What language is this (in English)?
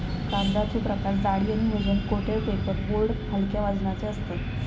Marathi